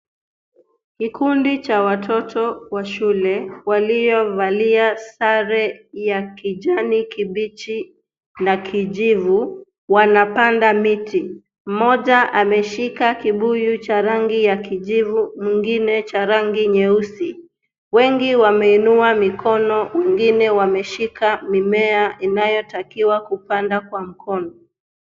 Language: Swahili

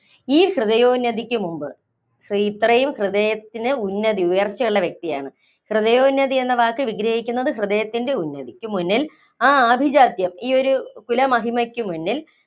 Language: Malayalam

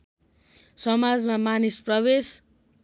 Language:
Nepali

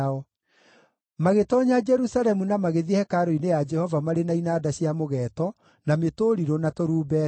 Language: Kikuyu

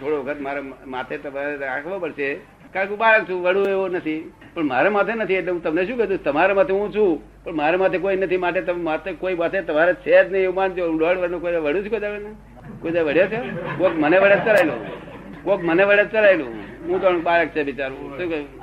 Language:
Gujarati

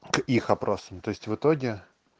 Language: Russian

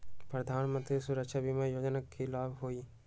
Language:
Magahi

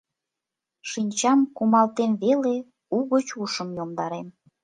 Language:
Mari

